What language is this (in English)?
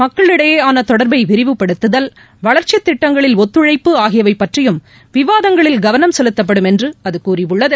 Tamil